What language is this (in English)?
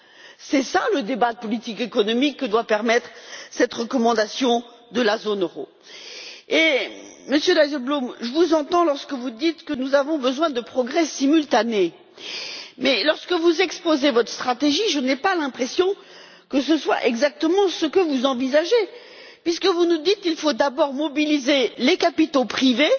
French